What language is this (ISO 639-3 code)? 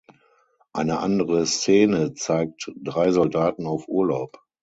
deu